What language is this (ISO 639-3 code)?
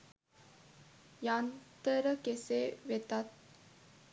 sin